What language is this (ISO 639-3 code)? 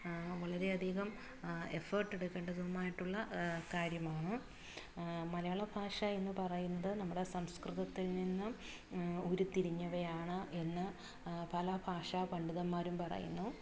mal